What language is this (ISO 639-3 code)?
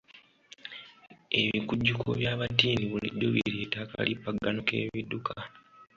lug